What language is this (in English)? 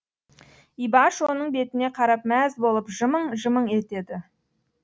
Kazakh